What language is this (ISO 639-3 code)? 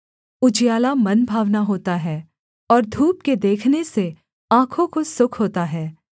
hin